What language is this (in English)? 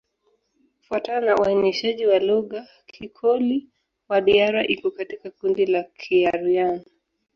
Swahili